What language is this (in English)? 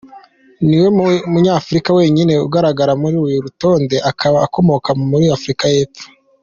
Kinyarwanda